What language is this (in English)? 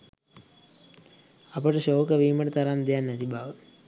Sinhala